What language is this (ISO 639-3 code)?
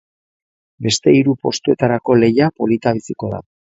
eus